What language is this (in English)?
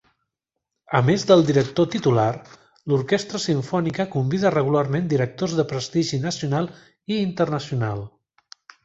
Catalan